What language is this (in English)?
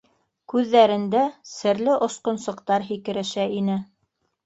Bashkir